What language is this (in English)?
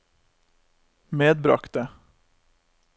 Norwegian